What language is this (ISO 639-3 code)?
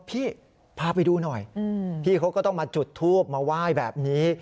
tha